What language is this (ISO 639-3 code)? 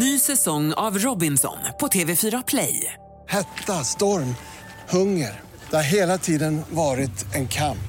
swe